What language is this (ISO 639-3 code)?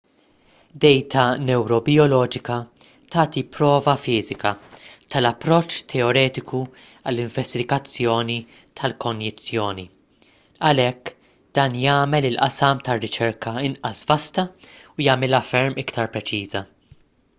mlt